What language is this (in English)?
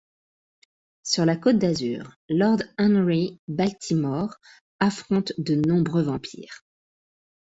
French